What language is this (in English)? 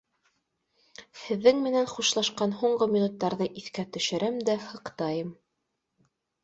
Bashkir